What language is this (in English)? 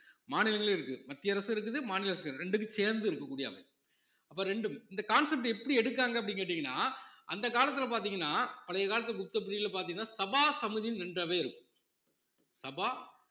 Tamil